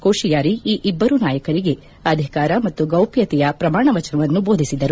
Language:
Kannada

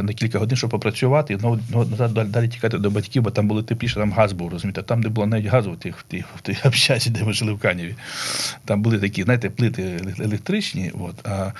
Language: Ukrainian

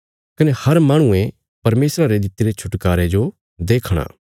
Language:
Bilaspuri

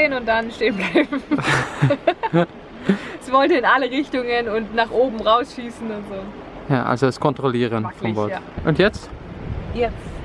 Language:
German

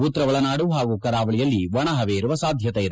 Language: Kannada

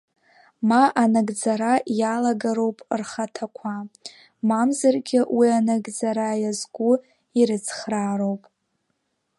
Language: Abkhazian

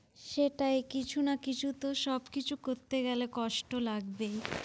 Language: Bangla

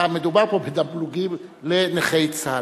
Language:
Hebrew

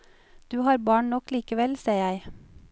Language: Norwegian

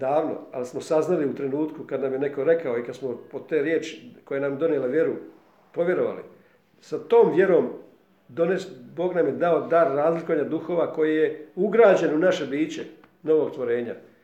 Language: Croatian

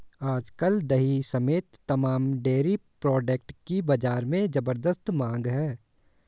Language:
Hindi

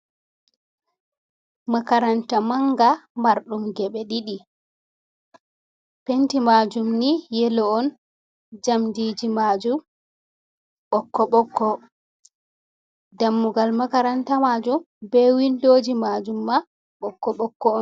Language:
Fula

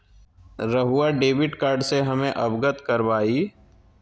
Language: Magahi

